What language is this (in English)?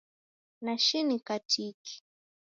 Taita